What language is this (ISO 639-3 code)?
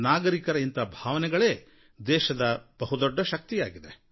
kan